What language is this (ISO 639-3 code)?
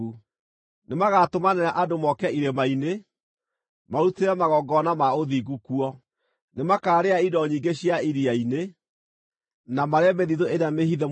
kik